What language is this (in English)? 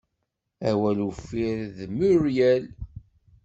Kabyle